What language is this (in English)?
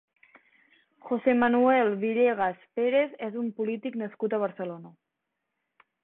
Catalan